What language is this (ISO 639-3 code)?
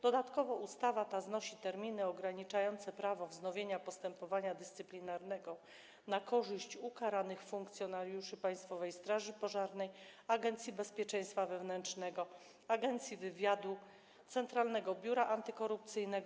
pol